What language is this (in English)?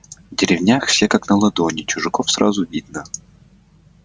Russian